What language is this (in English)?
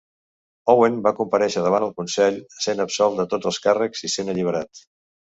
Catalan